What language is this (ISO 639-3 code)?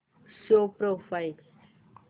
mar